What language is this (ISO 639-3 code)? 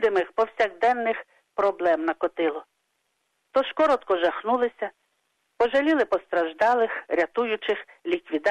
ukr